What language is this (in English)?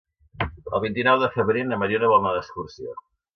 Catalan